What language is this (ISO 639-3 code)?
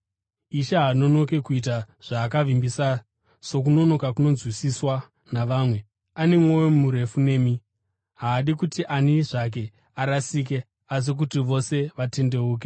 sna